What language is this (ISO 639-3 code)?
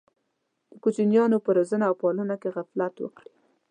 pus